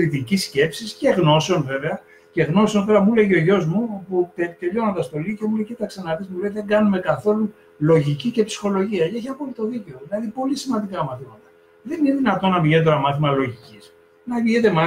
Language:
Greek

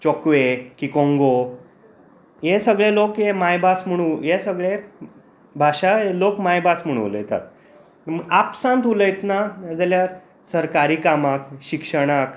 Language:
Konkani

